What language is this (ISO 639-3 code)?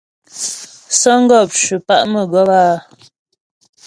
bbj